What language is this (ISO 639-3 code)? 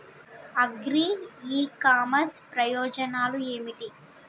tel